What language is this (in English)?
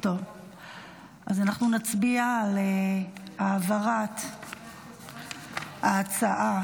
Hebrew